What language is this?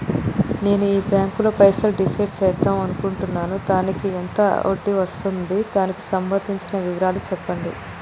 Telugu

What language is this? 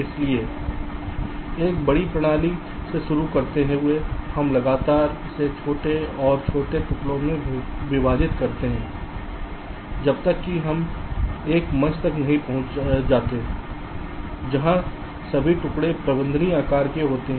Hindi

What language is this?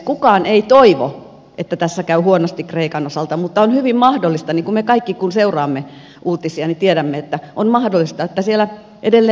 Finnish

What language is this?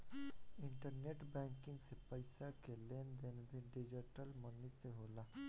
Bhojpuri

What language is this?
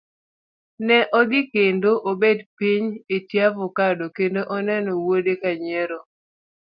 Luo (Kenya and Tanzania)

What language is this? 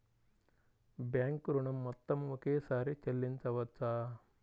Telugu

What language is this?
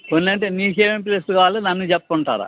Telugu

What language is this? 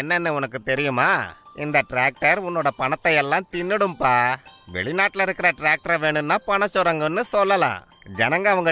Tamil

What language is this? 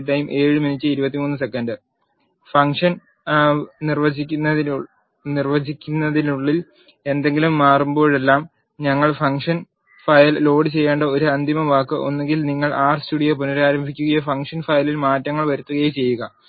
Malayalam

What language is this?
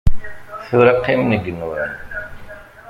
Kabyle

